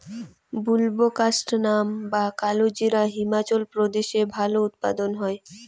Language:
Bangla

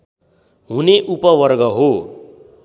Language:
Nepali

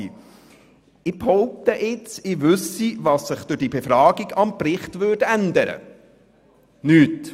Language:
Swiss German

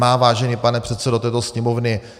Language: Czech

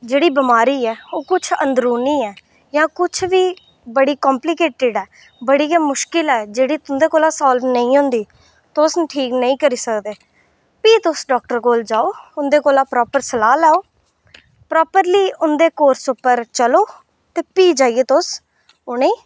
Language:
Dogri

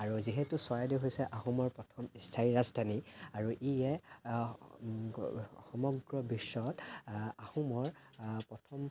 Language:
Assamese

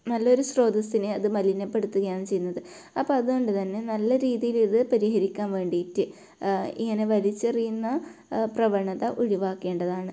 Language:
Malayalam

